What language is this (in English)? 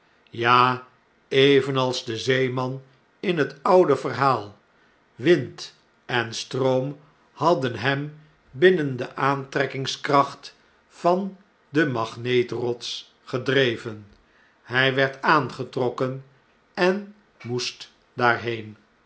Dutch